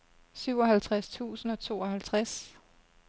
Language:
Danish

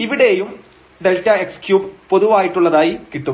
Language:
Malayalam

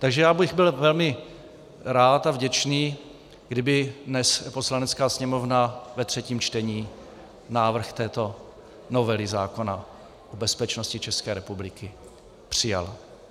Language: Czech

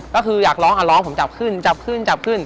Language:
Thai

